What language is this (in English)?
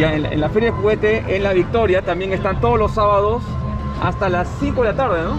Spanish